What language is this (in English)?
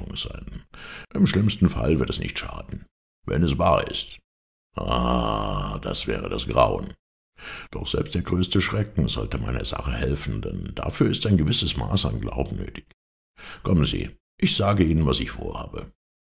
German